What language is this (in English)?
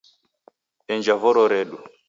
Taita